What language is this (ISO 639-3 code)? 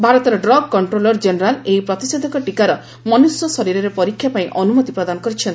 ori